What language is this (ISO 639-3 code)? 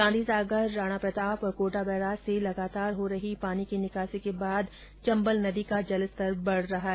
hin